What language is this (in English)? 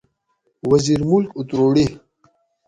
Gawri